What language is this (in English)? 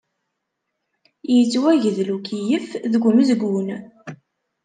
Kabyle